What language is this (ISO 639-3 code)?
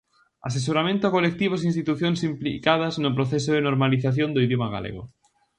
glg